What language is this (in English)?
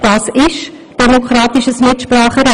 Swiss German